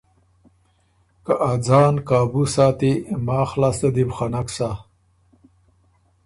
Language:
Ormuri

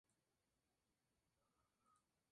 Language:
Spanish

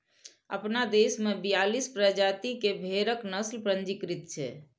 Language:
Maithili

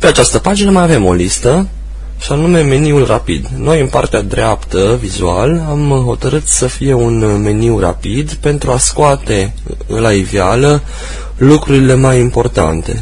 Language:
Romanian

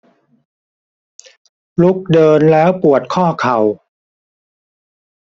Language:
Thai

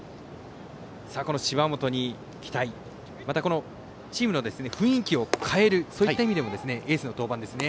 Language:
Japanese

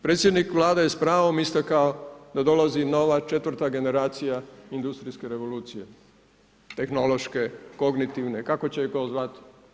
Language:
Croatian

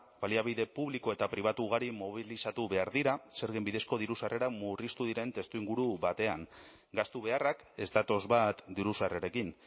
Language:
Basque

